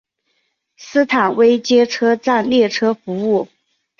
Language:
Chinese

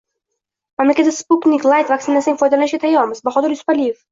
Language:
Uzbek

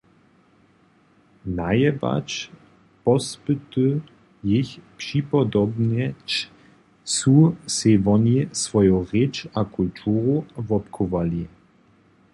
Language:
Upper Sorbian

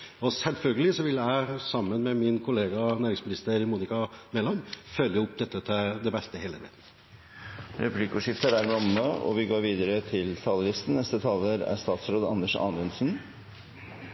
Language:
Norwegian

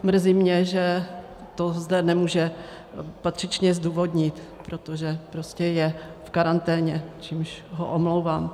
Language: Czech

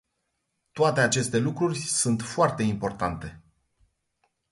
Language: Romanian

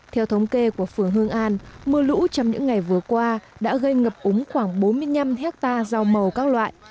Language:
Vietnamese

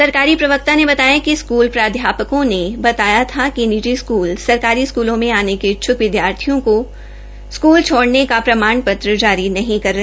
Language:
Hindi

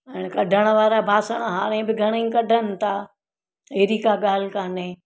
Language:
Sindhi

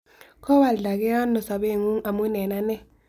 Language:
Kalenjin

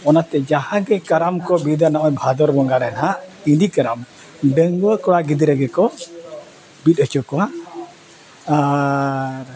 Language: Santali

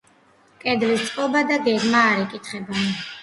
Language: Georgian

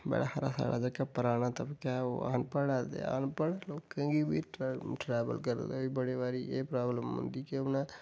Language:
Dogri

